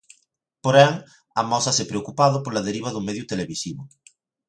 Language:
Galician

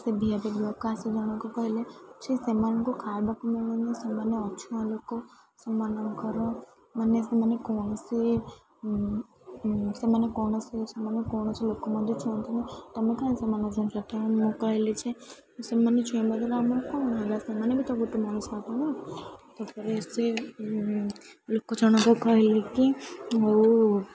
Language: Odia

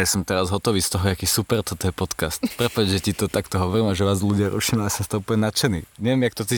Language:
Slovak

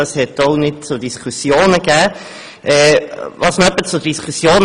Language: Swiss German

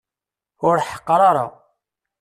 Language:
Kabyle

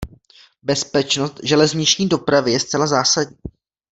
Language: Czech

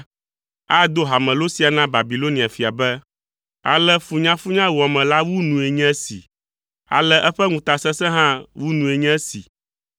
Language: Ewe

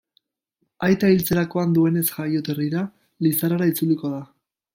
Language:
Basque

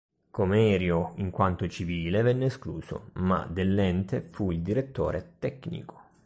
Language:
Italian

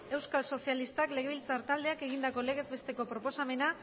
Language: Basque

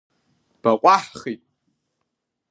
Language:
Abkhazian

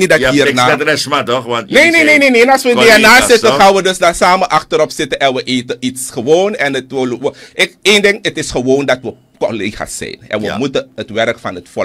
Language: Dutch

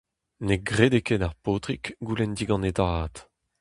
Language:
Breton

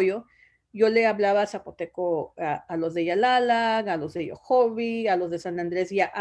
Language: Spanish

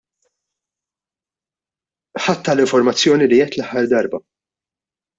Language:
Maltese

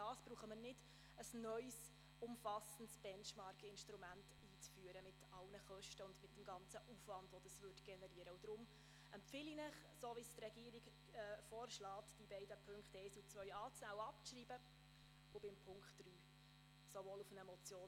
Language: Swiss German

